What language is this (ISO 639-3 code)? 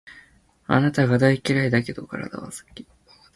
jpn